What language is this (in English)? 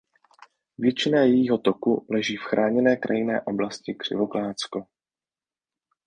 Czech